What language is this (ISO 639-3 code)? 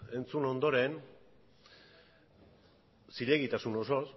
eus